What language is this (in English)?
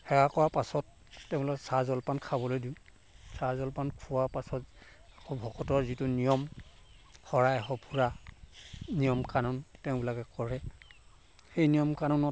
Assamese